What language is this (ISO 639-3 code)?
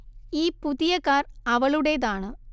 mal